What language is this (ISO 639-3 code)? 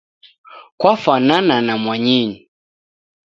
dav